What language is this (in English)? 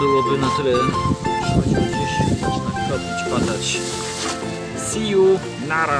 Polish